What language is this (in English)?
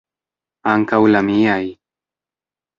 Esperanto